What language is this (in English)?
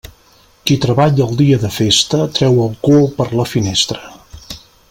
Catalan